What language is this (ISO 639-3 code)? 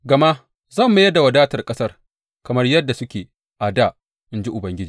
hau